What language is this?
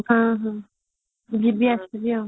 Odia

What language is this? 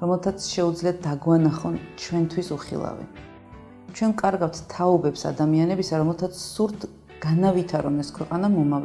Georgian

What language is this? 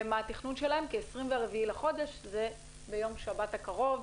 Hebrew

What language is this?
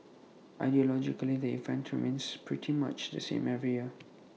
English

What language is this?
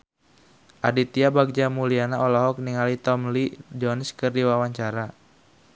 Sundanese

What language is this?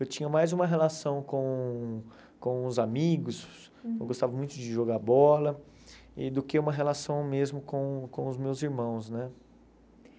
Portuguese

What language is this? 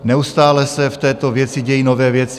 Czech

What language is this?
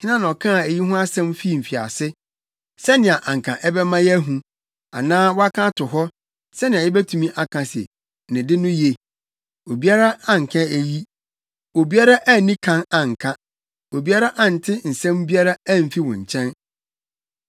Akan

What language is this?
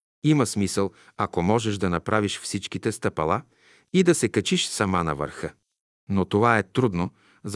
Bulgarian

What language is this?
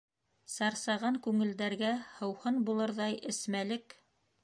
Bashkir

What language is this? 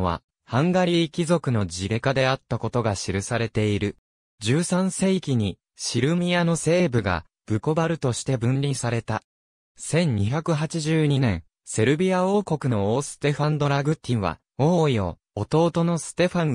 Japanese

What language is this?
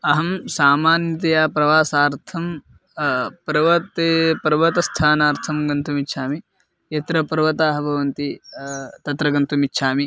Sanskrit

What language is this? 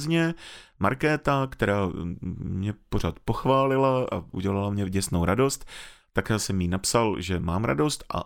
Czech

